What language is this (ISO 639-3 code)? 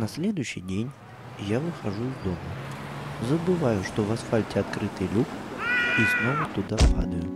rus